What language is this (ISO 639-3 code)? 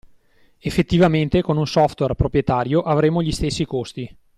ita